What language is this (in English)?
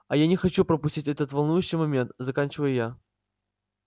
Russian